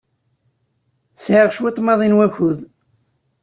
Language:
Kabyle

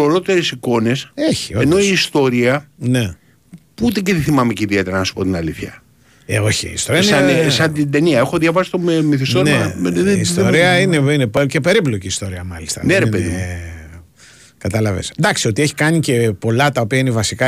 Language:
Greek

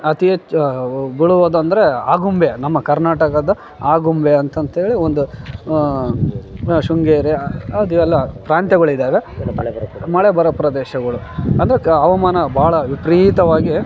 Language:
Kannada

